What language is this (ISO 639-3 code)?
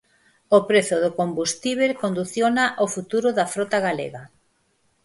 glg